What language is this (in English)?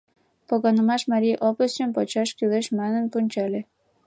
Mari